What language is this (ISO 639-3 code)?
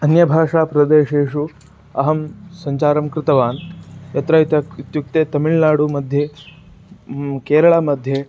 san